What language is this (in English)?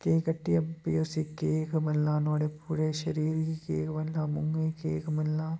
Dogri